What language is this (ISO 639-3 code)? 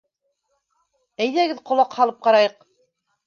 bak